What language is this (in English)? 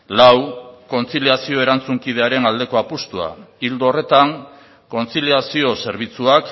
Basque